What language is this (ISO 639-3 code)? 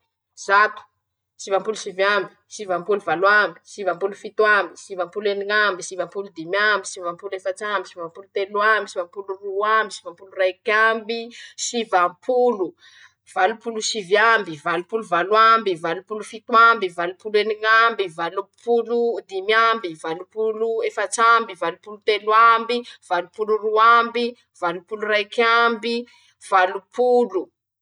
msh